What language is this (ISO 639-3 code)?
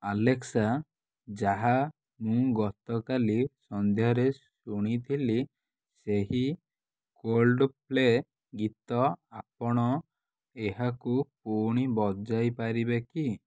ori